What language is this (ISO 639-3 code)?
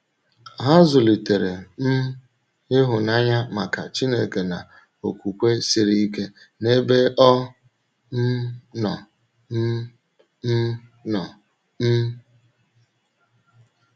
ibo